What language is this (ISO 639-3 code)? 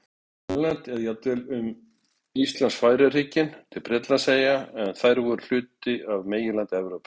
isl